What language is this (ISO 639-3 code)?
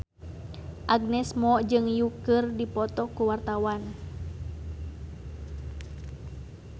sun